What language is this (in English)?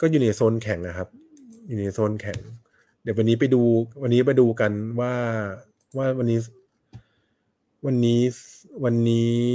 Thai